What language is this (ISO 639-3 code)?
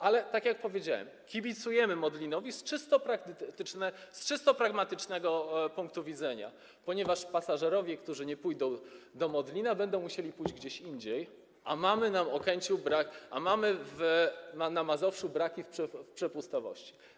pol